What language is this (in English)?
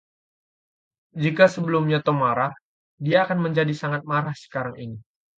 Indonesian